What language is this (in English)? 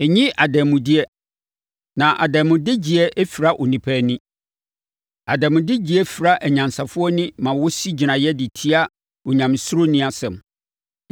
Akan